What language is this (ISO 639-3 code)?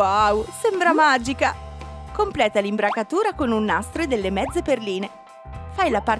ita